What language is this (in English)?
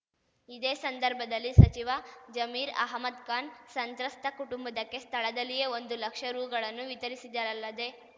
Kannada